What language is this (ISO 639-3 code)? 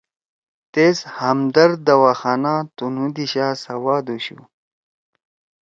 trw